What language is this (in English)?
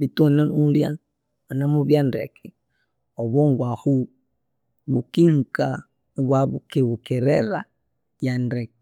Konzo